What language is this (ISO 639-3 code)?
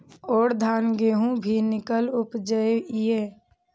mai